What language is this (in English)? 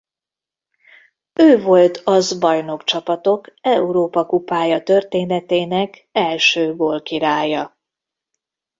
Hungarian